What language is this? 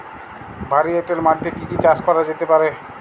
Bangla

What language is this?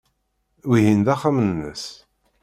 Kabyle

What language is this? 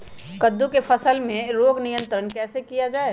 Magahi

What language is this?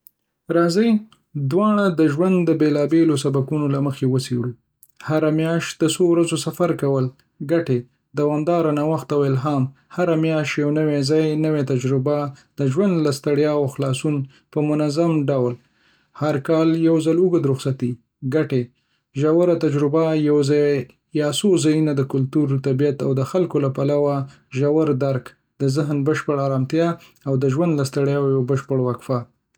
Pashto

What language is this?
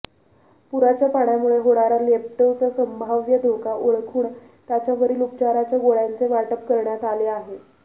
Marathi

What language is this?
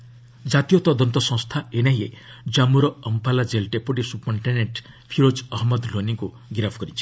Odia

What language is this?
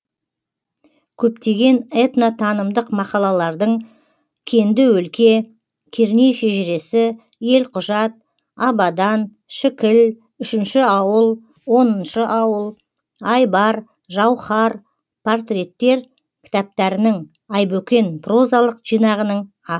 Kazakh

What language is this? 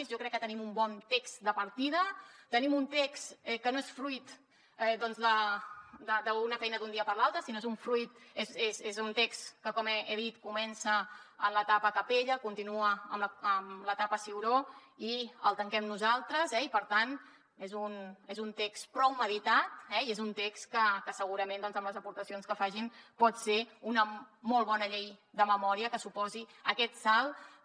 Catalan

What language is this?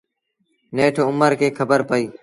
Sindhi Bhil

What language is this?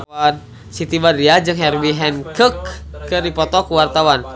Sundanese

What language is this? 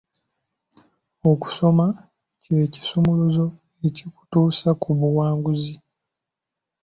Ganda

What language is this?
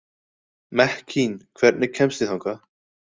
Icelandic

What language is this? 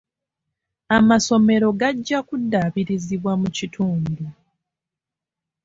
Ganda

